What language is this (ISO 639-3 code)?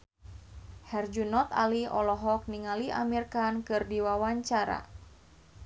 sun